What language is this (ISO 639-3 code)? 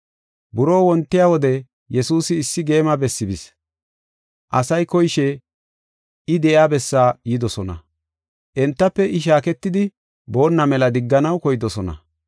gof